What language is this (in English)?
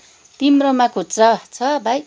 Nepali